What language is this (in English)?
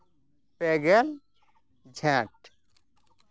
Santali